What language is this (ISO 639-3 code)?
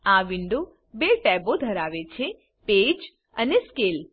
guj